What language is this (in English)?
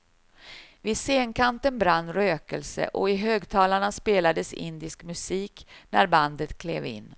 Swedish